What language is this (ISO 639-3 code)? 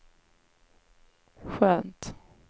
swe